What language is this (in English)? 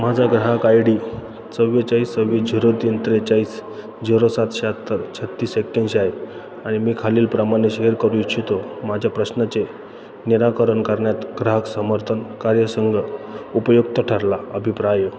Marathi